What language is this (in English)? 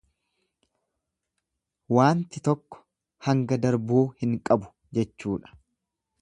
Oromo